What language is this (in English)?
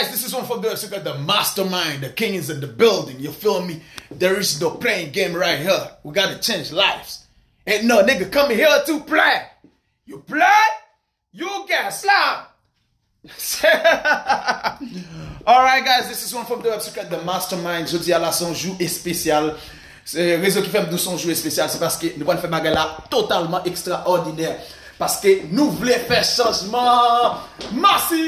French